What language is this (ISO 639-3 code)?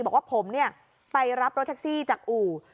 tha